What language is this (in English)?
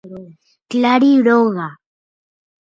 Guarani